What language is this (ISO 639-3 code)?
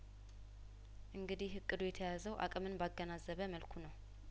amh